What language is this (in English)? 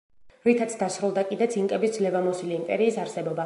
Georgian